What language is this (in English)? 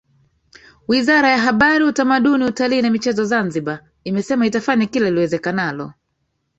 Swahili